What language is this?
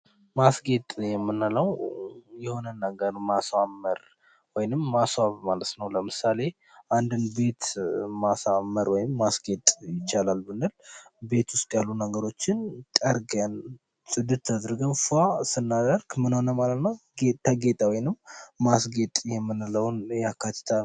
Amharic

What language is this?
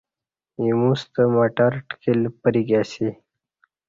Kati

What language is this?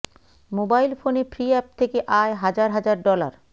Bangla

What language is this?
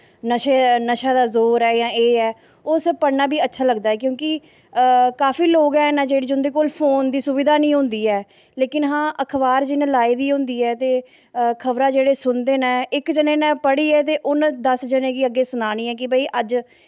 Dogri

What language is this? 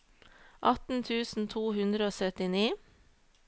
Norwegian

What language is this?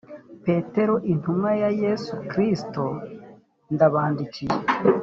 Kinyarwanda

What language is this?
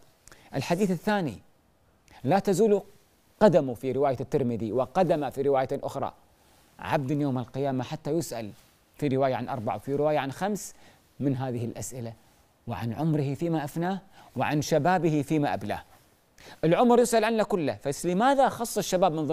Arabic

